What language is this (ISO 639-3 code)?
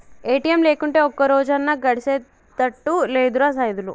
tel